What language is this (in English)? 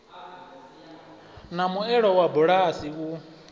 Venda